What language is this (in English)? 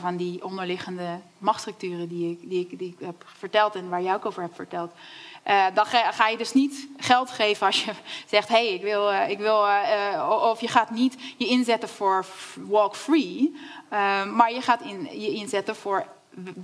Dutch